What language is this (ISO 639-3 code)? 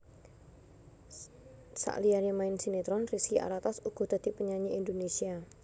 jav